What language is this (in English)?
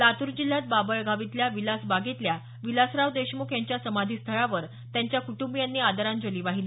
Marathi